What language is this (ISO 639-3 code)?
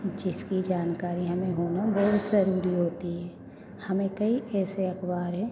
hin